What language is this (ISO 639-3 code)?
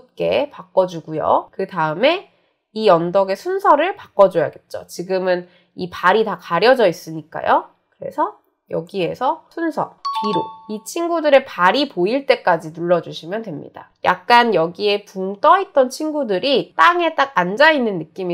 kor